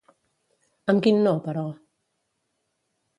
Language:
Catalan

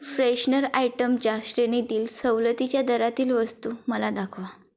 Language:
Marathi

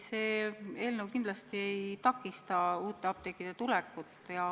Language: Estonian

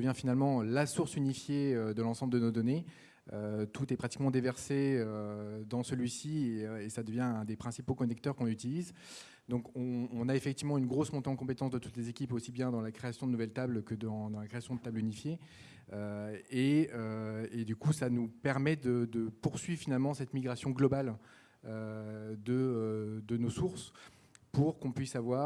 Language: French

